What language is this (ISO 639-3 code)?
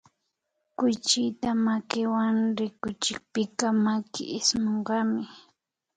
qvi